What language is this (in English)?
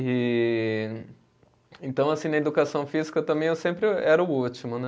Portuguese